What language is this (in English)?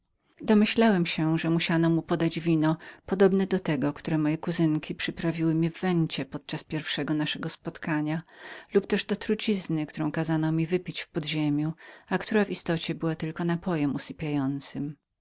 Polish